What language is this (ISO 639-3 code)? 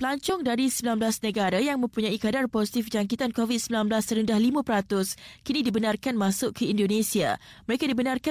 msa